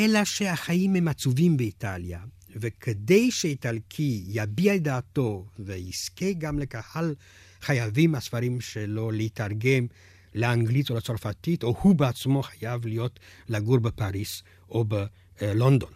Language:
Hebrew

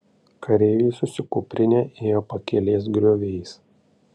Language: Lithuanian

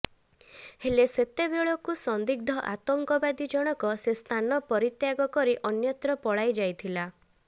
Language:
Odia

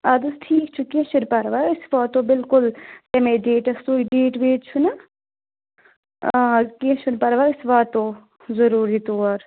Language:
Kashmiri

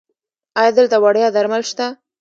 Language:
Pashto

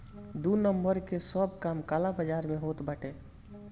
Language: Bhojpuri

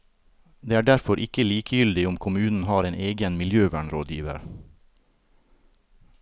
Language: Norwegian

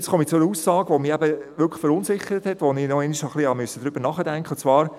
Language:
Swiss German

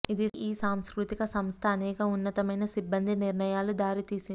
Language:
Telugu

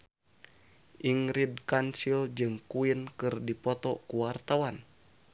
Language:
Sundanese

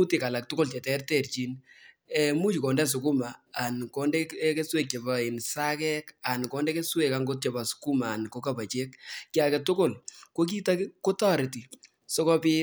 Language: Kalenjin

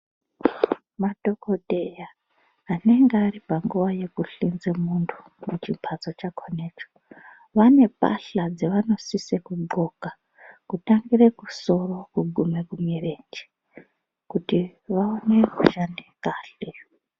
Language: Ndau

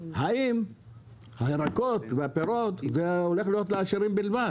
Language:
Hebrew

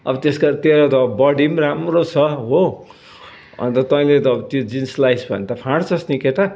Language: Nepali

